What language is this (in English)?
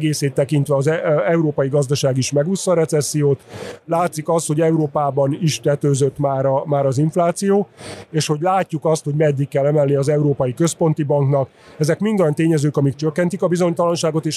Hungarian